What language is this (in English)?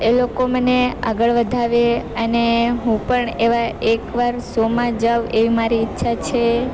Gujarati